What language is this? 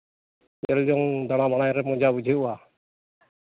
Santali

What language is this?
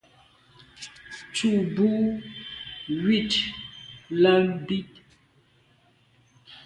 Medumba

